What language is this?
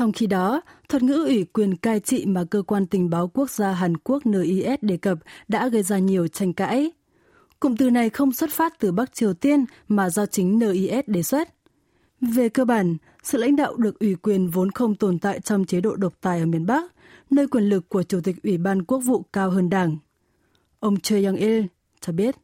Vietnamese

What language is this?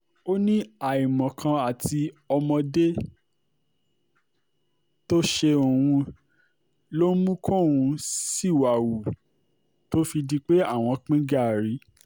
Yoruba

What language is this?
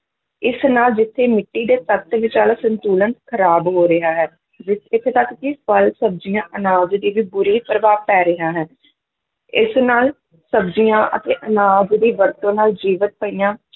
Punjabi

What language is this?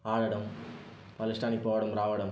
Telugu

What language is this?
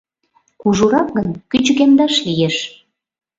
Mari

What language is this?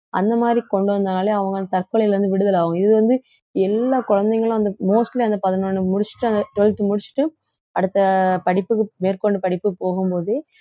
Tamil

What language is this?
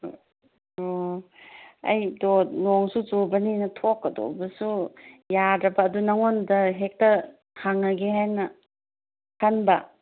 Manipuri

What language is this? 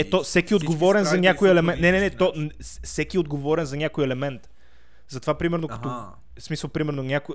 Bulgarian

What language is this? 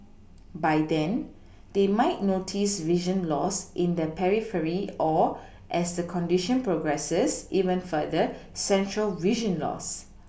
English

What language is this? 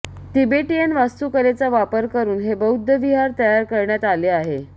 Marathi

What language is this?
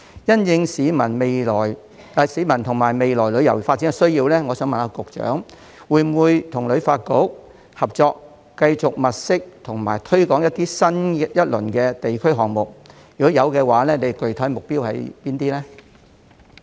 Cantonese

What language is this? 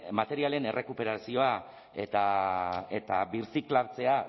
Basque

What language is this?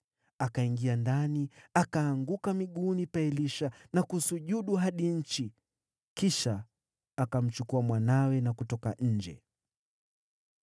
Swahili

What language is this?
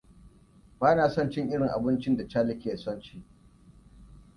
Hausa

